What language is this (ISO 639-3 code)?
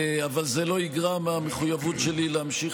heb